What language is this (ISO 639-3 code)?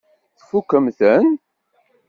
kab